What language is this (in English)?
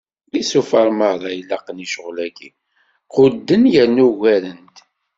Kabyle